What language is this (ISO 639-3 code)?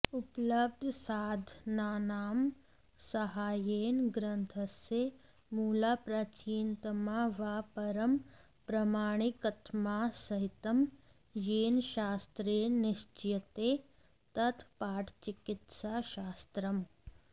san